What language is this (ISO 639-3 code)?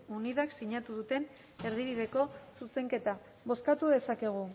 eus